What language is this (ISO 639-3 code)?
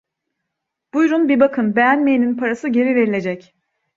tur